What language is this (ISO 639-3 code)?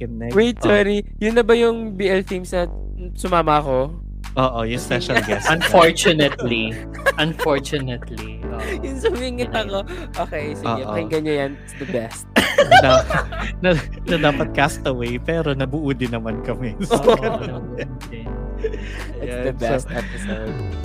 fil